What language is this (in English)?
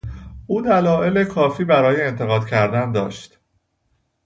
Persian